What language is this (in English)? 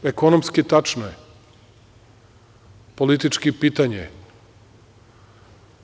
Serbian